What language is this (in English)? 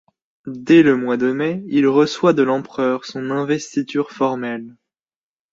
French